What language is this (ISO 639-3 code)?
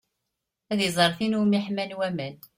kab